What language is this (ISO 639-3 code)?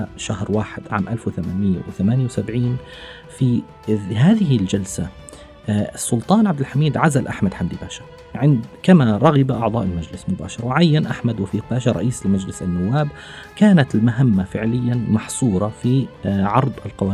ara